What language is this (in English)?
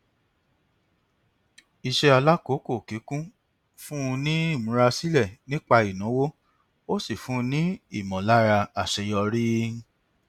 Yoruba